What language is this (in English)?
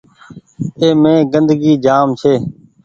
Goaria